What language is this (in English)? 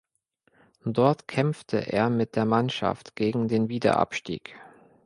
German